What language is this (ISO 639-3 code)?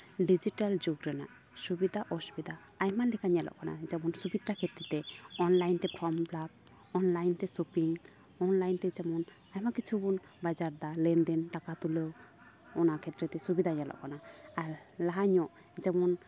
sat